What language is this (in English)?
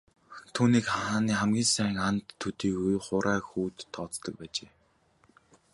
Mongolian